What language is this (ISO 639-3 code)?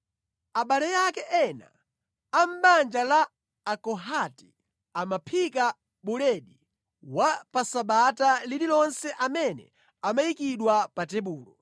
nya